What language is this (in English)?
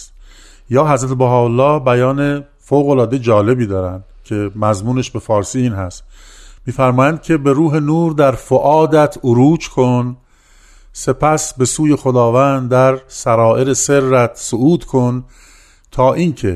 Persian